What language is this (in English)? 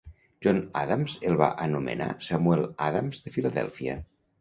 Catalan